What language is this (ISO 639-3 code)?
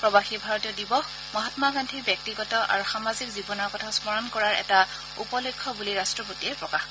asm